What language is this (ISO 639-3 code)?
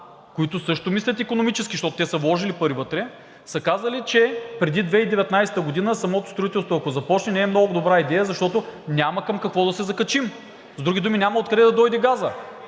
bul